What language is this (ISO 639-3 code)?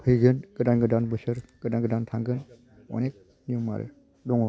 brx